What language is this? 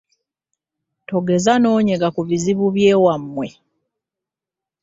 Ganda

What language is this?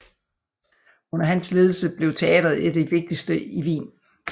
Danish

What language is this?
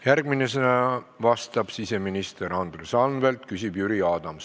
Estonian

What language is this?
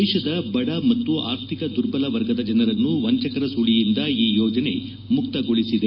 Kannada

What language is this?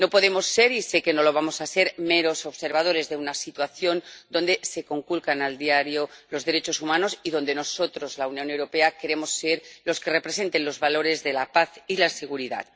Spanish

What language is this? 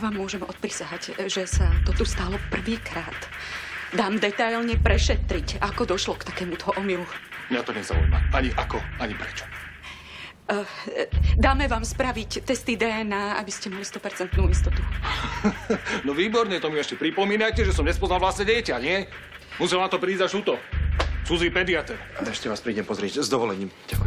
Czech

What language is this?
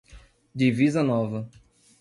Portuguese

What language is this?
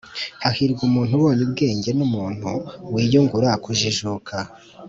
Kinyarwanda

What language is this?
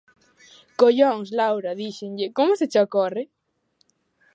Galician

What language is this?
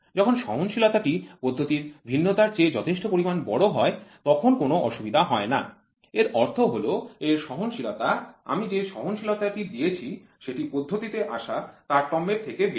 Bangla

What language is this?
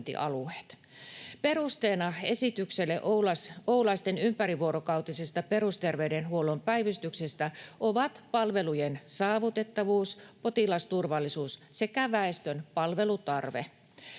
Finnish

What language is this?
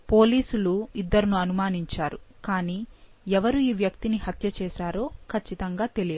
Telugu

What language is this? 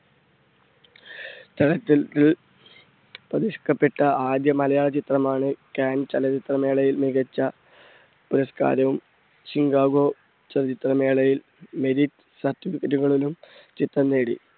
Malayalam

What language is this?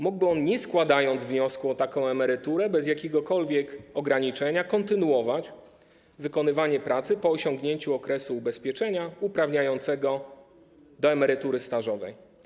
Polish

